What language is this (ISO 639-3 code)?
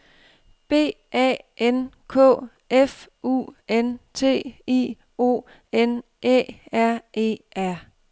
dan